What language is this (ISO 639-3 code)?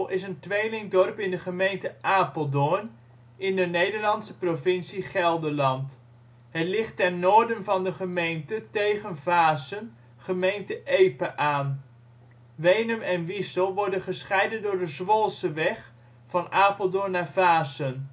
nld